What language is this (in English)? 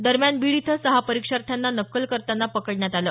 Marathi